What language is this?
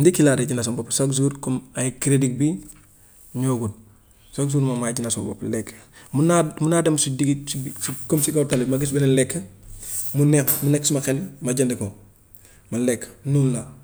Gambian Wolof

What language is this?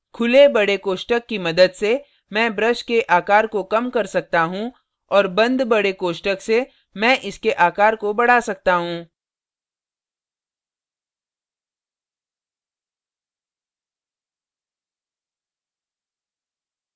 Hindi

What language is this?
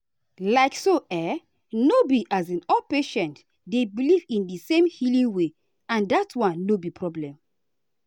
Nigerian Pidgin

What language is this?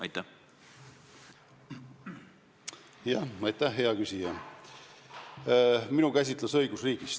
Estonian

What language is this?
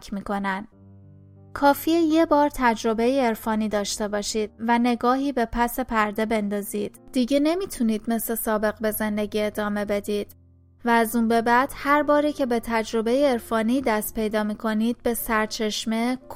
Persian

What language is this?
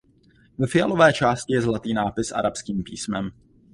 Czech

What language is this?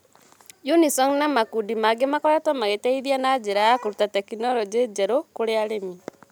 Kikuyu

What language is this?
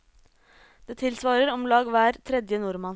Norwegian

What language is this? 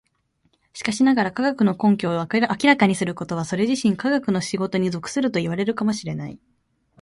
Japanese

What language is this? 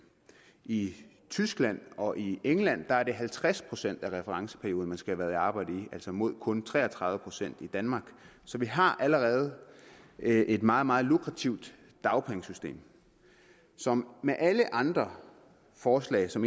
Danish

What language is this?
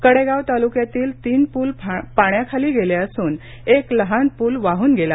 Marathi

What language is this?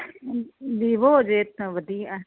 Punjabi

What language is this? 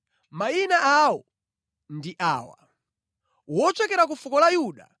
Nyanja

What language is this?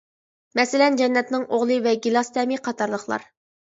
Uyghur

